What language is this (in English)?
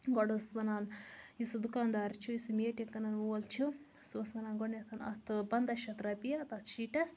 Kashmiri